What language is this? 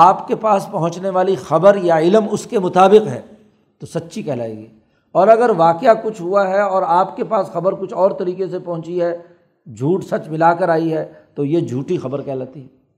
Urdu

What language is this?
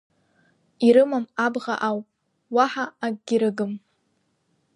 Abkhazian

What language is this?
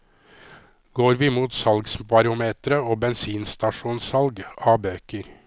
Norwegian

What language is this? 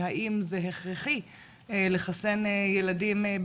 Hebrew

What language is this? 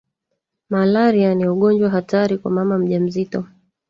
Swahili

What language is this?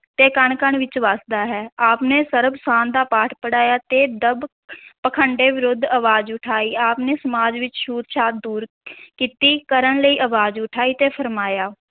Punjabi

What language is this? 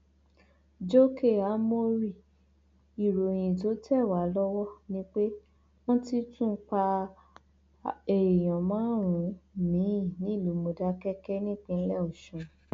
Yoruba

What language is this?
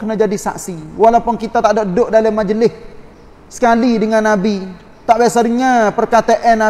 Malay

